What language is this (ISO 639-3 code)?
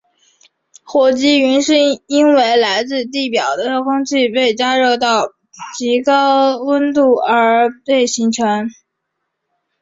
zho